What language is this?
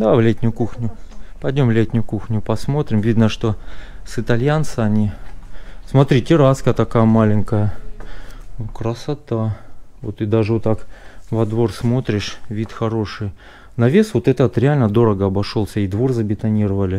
Russian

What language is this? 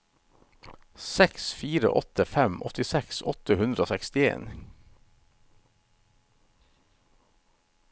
Norwegian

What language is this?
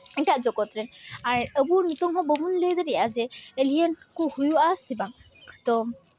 Santali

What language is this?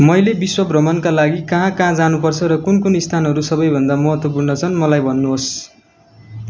Nepali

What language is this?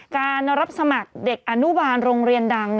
Thai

